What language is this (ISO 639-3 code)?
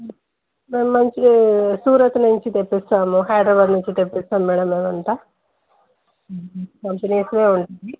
tel